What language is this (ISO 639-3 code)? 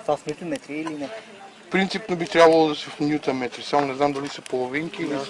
bul